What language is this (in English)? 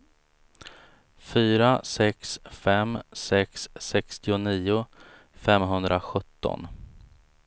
Swedish